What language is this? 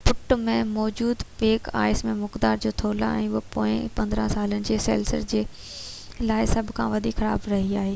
Sindhi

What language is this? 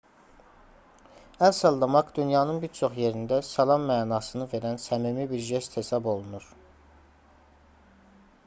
Azerbaijani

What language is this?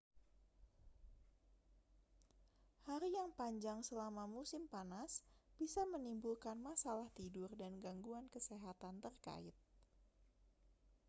Indonesian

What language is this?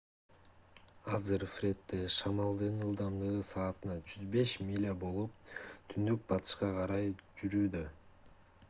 Kyrgyz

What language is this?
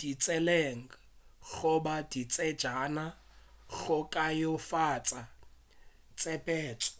Northern Sotho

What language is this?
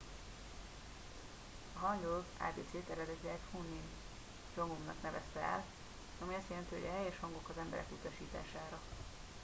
Hungarian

